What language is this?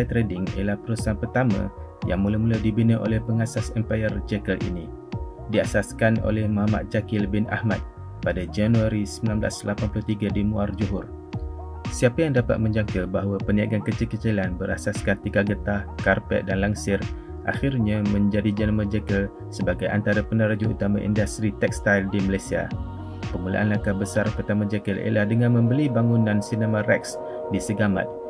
Malay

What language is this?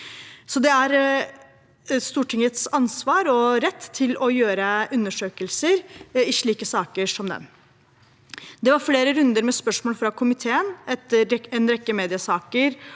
Norwegian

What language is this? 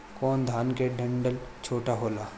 Bhojpuri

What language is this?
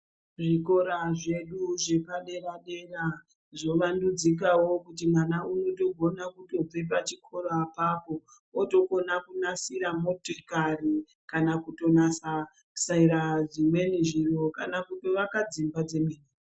Ndau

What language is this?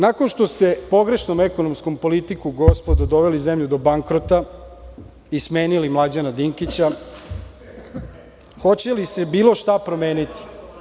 Serbian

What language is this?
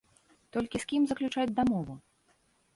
Belarusian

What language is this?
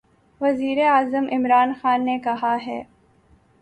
Urdu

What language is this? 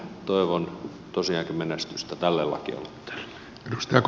Finnish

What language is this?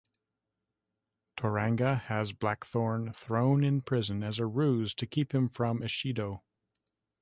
English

